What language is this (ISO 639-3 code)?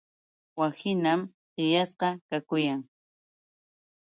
qux